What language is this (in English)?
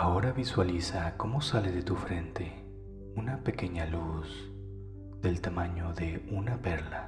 Spanish